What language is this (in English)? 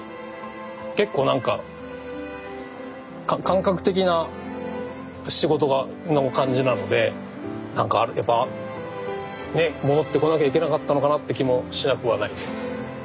Japanese